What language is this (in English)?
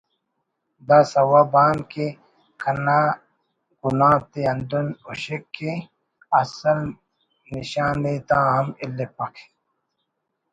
Brahui